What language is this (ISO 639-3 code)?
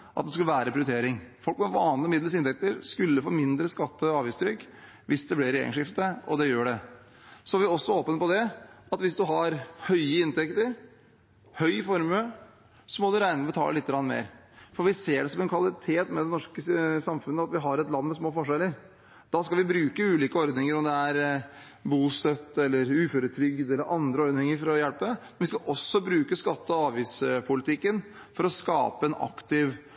nob